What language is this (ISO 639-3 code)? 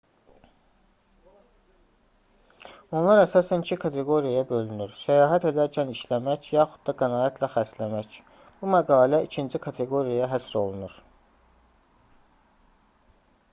aze